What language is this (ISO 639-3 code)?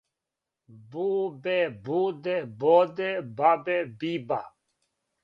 srp